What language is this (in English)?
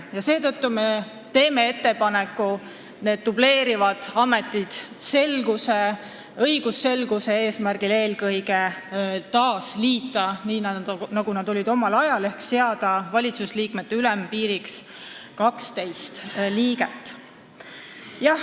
Estonian